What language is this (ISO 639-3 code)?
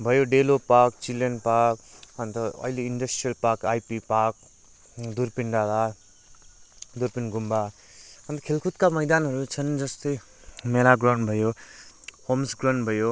nep